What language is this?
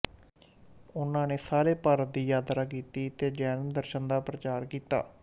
Punjabi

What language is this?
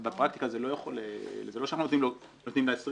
Hebrew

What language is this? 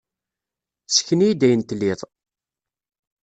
Kabyle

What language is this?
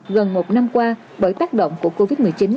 Vietnamese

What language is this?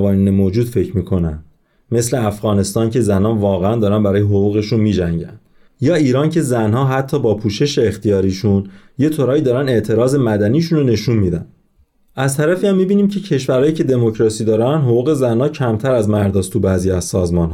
Persian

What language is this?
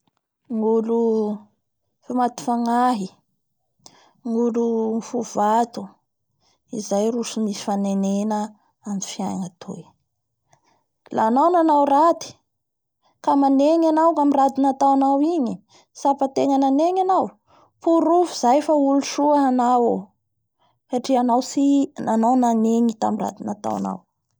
Bara Malagasy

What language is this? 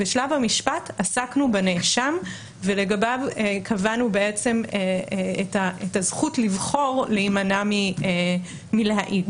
Hebrew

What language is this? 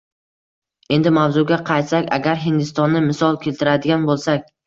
Uzbek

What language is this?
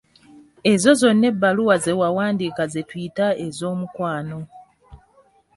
Ganda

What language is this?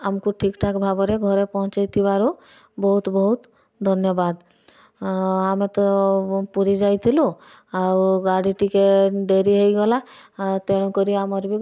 Odia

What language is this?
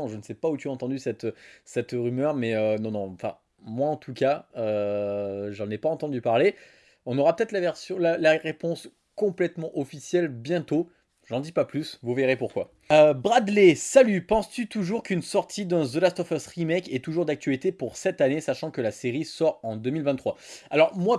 French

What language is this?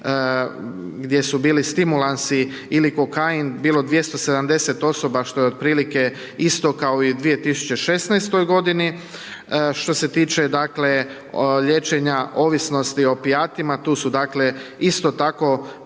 Croatian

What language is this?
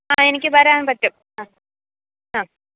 Malayalam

